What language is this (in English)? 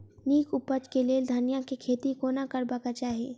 Maithili